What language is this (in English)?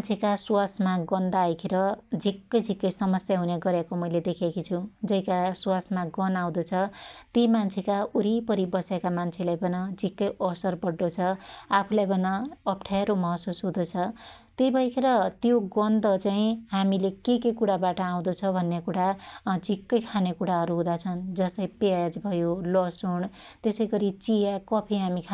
Dotyali